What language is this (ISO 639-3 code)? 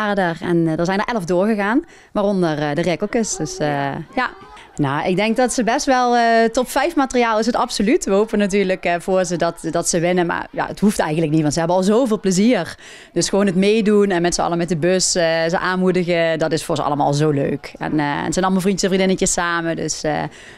nld